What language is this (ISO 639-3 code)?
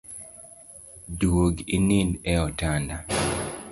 luo